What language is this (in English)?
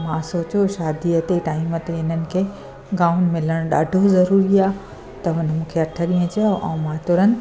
Sindhi